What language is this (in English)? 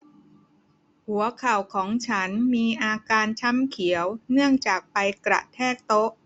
Thai